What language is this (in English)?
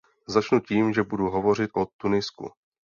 Czech